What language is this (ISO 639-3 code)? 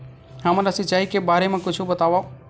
hne